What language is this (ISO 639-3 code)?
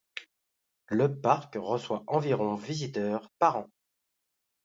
fra